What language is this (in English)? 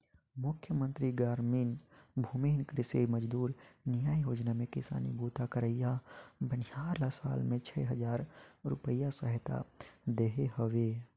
Chhattisgarhi